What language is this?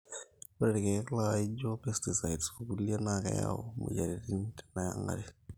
Masai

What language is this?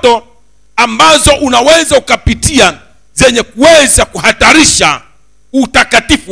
Swahili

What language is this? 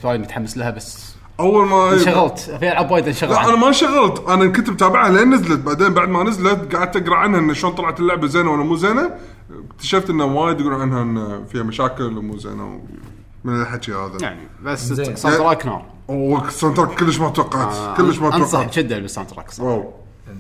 Arabic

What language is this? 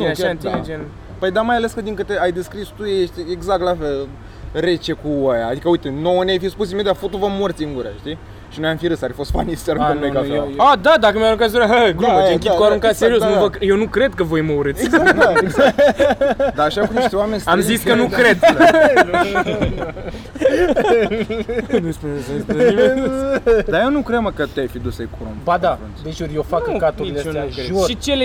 Romanian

